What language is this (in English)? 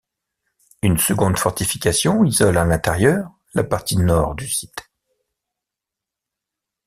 French